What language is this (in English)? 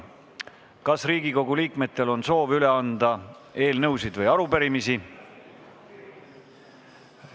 Estonian